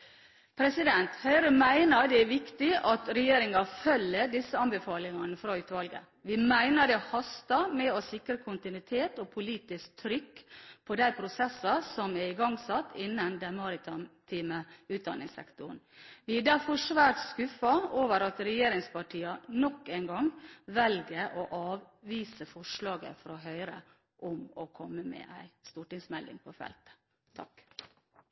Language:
Norwegian Bokmål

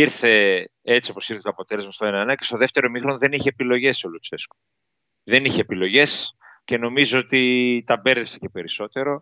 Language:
Greek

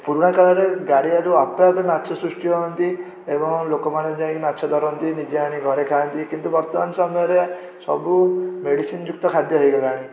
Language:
Odia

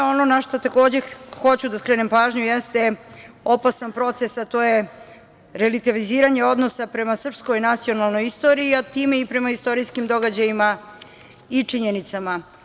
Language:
Serbian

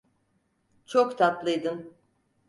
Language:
Turkish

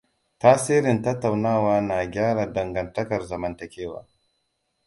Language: Hausa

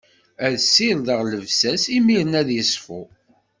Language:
Kabyle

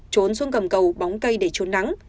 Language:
Vietnamese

